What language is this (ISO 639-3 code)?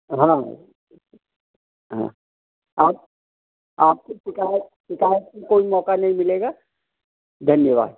hin